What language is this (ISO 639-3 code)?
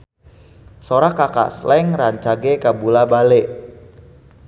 sun